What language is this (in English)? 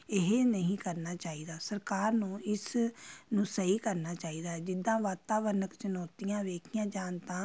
Punjabi